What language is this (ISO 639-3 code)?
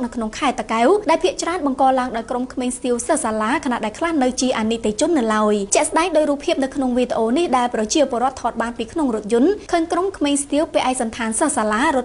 tha